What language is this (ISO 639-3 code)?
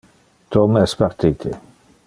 ina